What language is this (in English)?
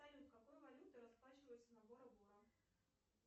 Russian